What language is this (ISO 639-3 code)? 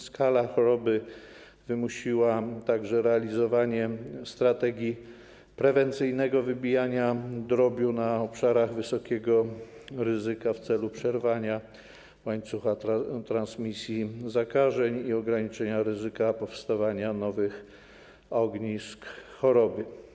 pol